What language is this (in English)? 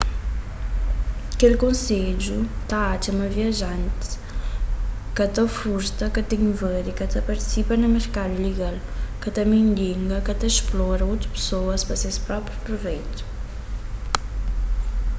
Kabuverdianu